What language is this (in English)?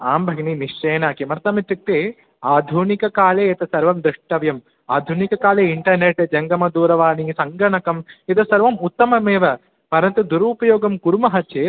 Sanskrit